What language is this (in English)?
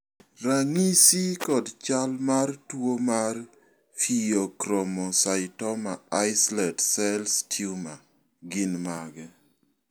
Luo (Kenya and Tanzania)